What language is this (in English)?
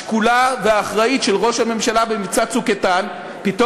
Hebrew